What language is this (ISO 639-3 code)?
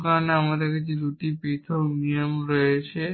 ben